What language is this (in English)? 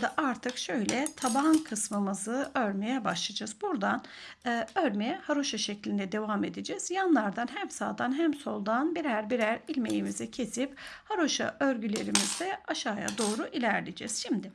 Turkish